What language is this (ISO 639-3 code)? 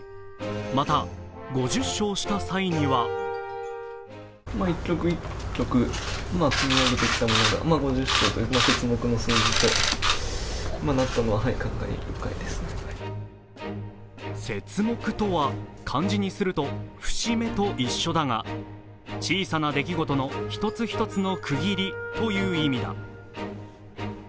jpn